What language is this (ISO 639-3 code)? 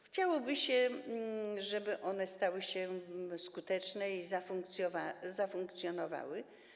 pol